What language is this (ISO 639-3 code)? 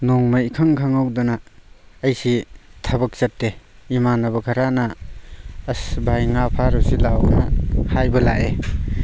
mni